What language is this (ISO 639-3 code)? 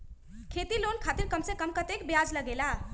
mag